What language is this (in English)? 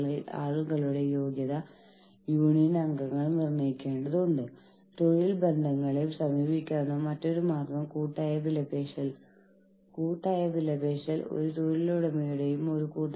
Malayalam